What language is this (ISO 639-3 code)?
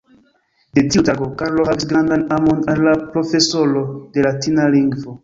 epo